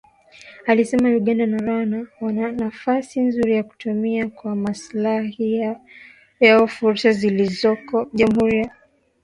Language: Swahili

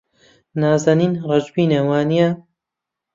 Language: Central Kurdish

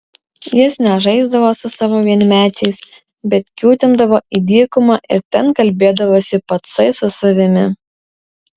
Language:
Lithuanian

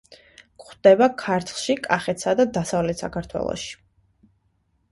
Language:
Georgian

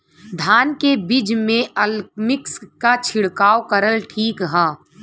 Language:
Bhojpuri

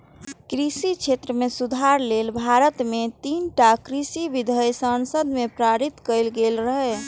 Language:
Maithili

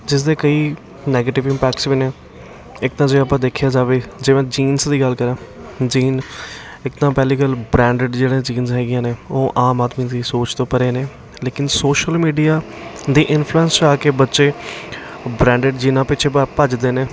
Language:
Punjabi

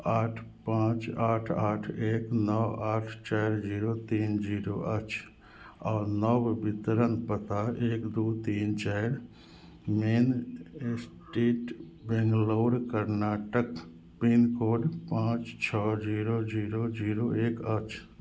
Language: Maithili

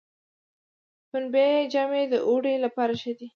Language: Pashto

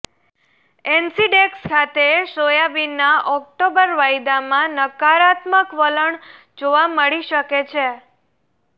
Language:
Gujarati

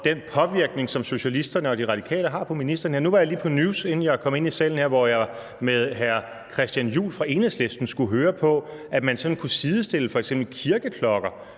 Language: Danish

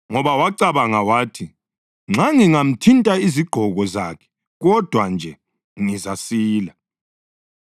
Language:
North Ndebele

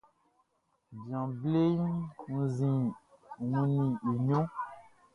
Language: Baoulé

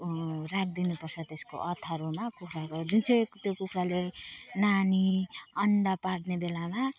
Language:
Nepali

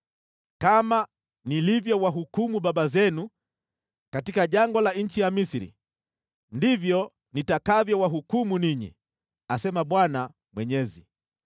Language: Swahili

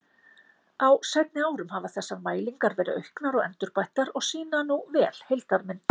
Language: Icelandic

